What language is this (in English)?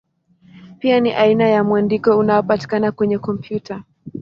Swahili